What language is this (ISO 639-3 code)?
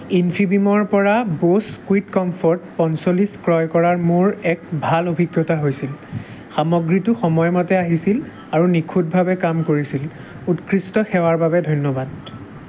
asm